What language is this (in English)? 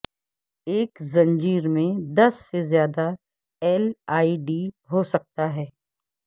Urdu